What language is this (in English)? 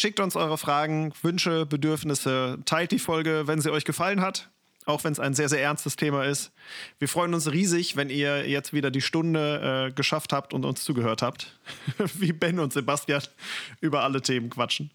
German